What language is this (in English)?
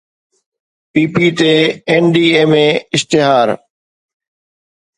Sindhi